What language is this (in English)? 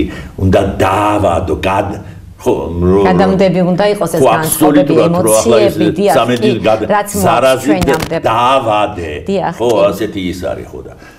Romanian